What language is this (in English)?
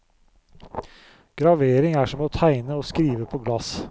Norwegian